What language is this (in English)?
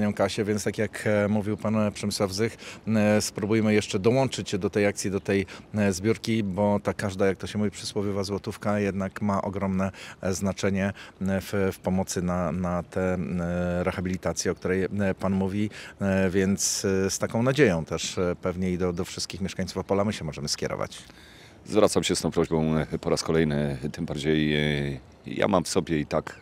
Polish